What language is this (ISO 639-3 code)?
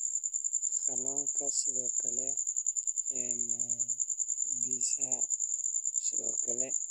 som